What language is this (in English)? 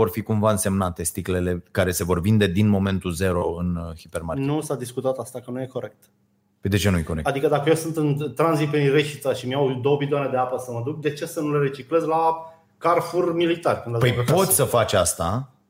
Romanian